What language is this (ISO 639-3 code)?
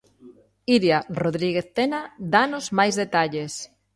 glg